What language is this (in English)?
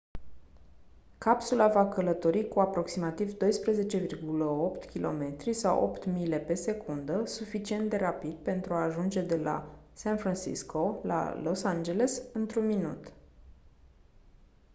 Romanian